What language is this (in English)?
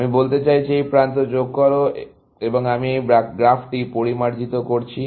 Bangla